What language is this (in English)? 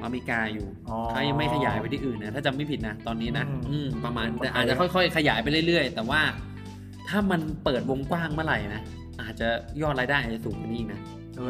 Thai